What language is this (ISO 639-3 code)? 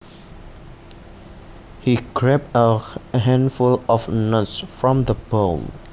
jav